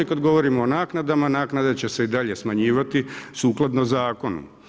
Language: Croatian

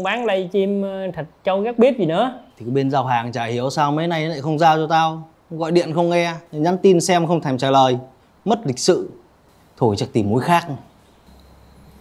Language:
Vietnamese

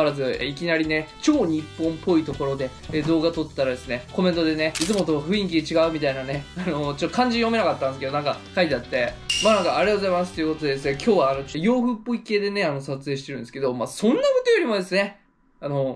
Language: Japanese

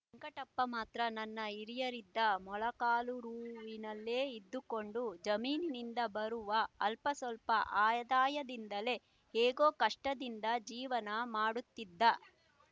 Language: Kannada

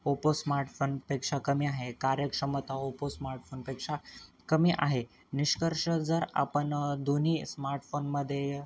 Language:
Marathi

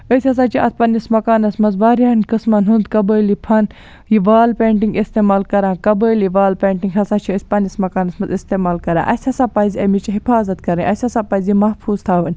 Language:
Kashmiri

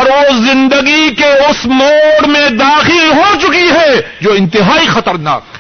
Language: Urdu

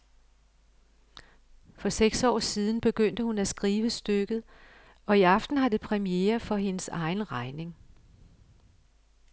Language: Danish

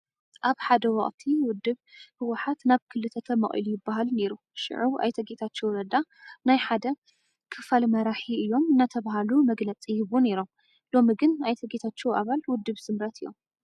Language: Tigrinya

